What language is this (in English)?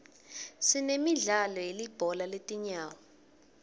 Swati